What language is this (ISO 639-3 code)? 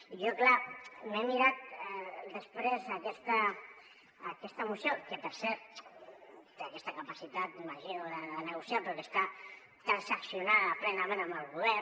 cat